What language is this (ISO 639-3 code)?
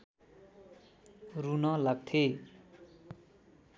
nep